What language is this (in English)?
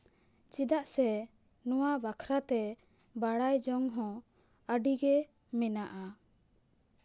Santali